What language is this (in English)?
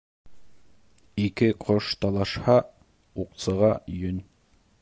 Bashkir